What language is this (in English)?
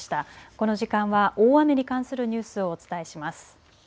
Japanese